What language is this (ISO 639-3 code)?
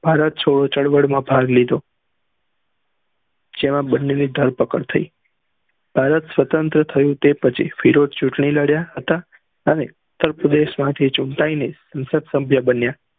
guj